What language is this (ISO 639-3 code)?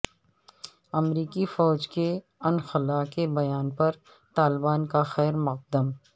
urd